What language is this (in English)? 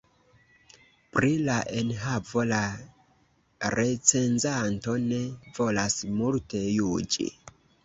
Esperanto